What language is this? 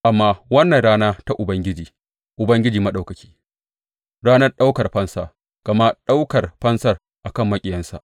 Hausa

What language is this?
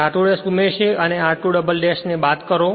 Gujarati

